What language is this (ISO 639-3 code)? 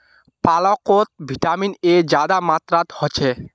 mag